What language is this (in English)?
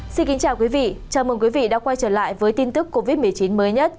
Vietnamese